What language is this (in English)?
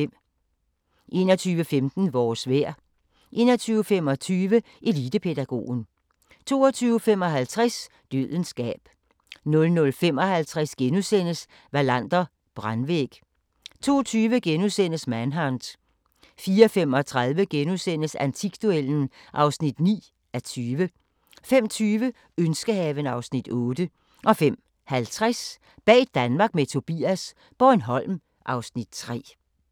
Danish